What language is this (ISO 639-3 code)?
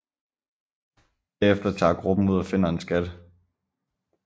dan